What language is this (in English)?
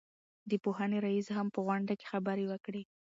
Pashto